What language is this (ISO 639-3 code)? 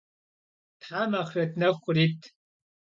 kbd